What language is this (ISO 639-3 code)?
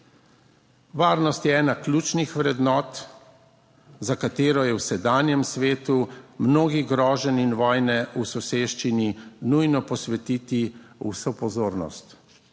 slv